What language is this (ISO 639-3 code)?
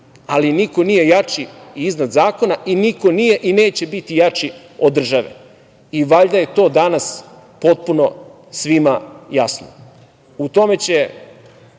srp